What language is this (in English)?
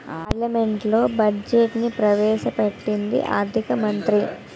Telugu